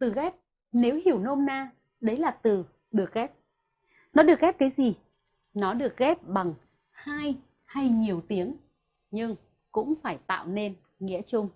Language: Vietnamese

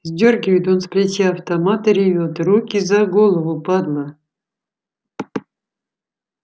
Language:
Russian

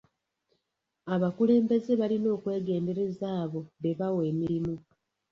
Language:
Ganda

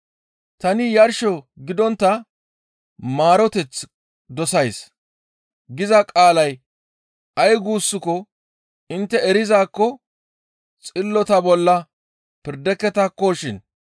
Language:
Gamo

